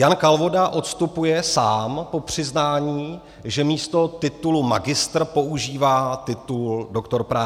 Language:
Czech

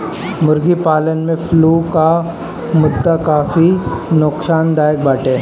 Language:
Bhojpuri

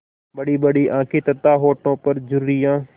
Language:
Hindi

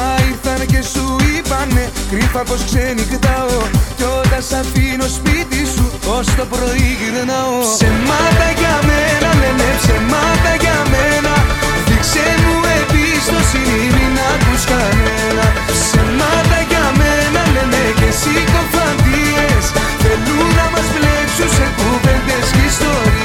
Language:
Greek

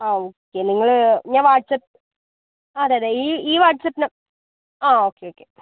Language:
Malayalam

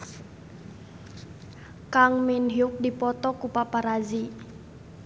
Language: Sundanese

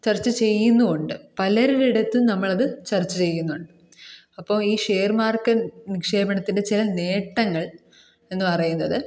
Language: Malayalam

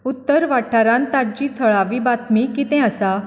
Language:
Konkani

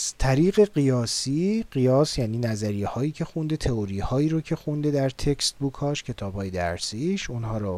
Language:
Persian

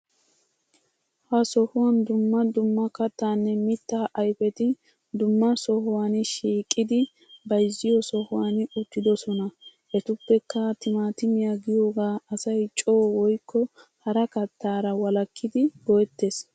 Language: Wolaytta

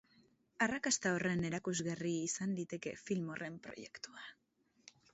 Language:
Basque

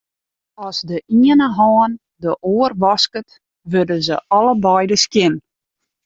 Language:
Western Frisian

